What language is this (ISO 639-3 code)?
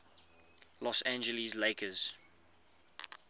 eng